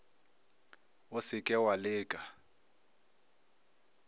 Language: Northern Sotho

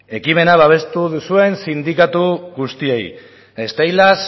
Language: Basque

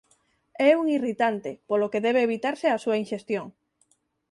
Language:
Galician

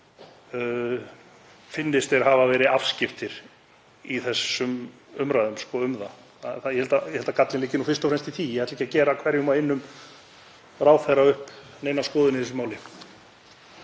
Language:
Icelandic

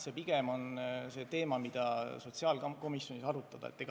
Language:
Estonian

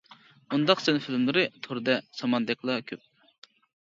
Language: Uyghur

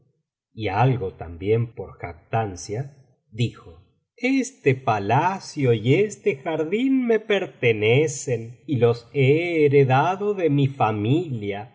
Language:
Spanish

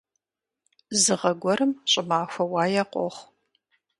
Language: Kabardian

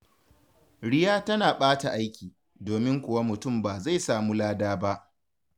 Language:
Hausa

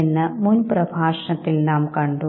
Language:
Malayalam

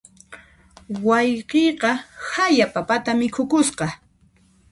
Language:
Puno Quechua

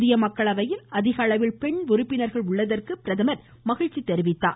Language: Tamil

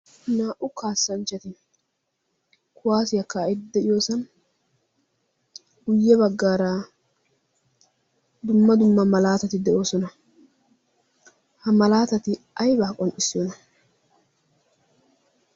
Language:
Wolaytta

